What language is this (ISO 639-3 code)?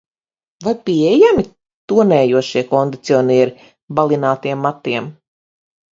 lav